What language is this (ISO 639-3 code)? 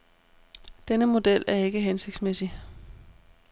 dan